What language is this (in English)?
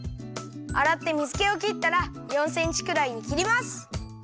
Japanese